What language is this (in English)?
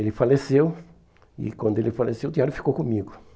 Portuguese